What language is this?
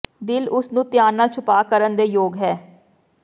Punjabi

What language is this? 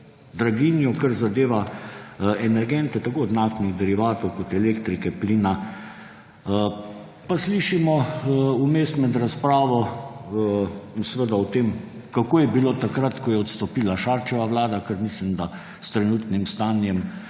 Slovenian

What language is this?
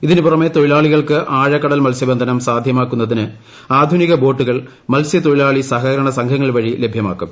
Malayalam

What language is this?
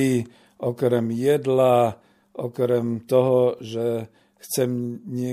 Slovak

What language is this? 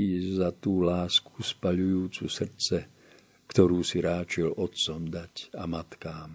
Slovak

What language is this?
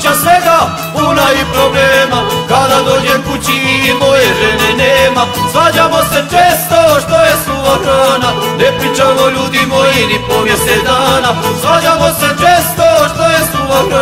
Romanian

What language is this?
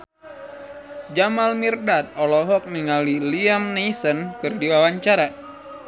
Sundanese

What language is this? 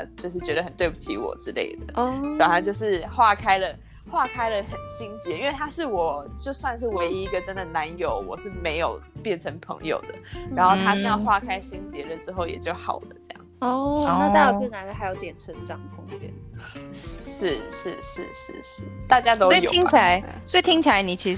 Chinese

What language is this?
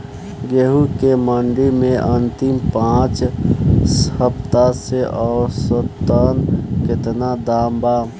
Bhojpuri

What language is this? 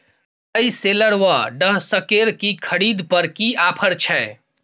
Maithili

